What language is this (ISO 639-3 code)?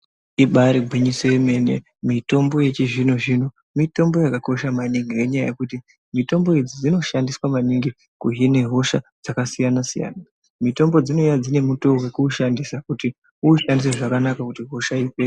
ndc